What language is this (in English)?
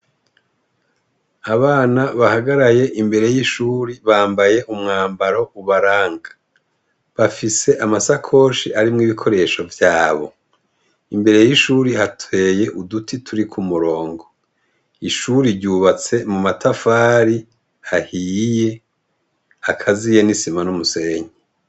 Rundi